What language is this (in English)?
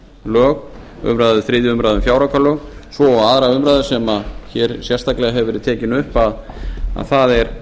Icelandic